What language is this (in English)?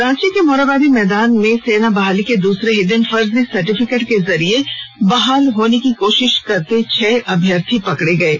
Hindi